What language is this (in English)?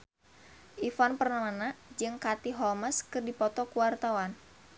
Sundanese